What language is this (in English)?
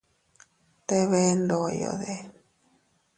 Teutila Cuicatec